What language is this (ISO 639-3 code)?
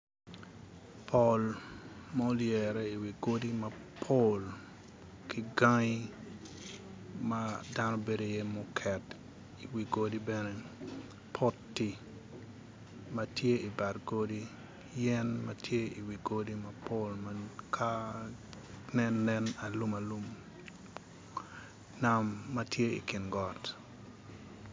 ach